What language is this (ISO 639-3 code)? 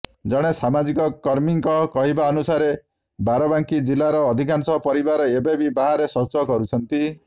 ori